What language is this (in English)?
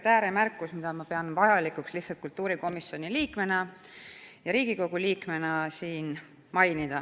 Estonian